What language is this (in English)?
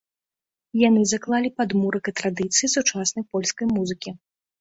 Belarusian